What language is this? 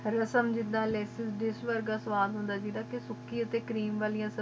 Punjabi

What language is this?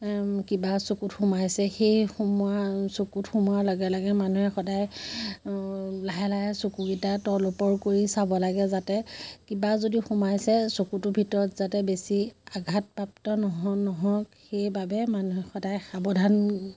Assamese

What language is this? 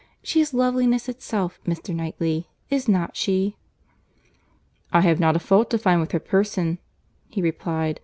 English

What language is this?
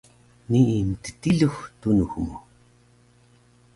Taroko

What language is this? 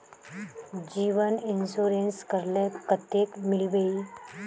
Magahi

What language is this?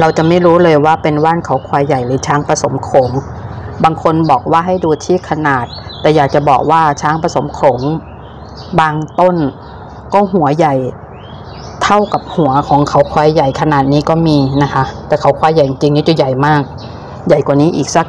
Thai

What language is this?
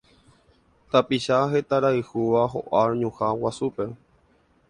Guarani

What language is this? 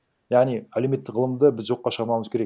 Kazakh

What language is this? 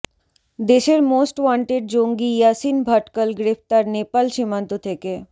Bangla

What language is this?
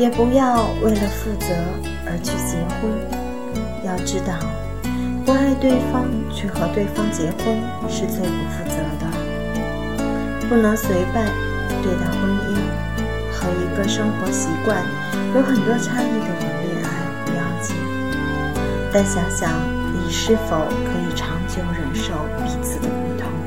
Chinese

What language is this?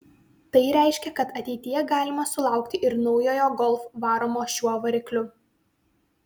Lithuanian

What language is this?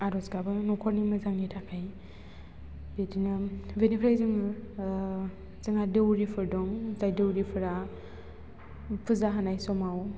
Bodo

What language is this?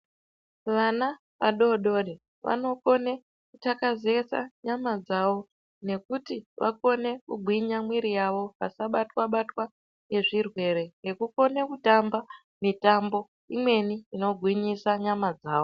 Ndau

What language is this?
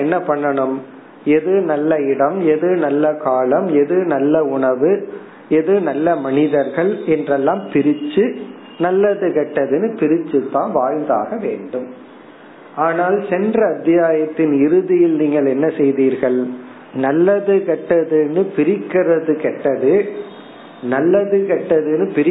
Tamil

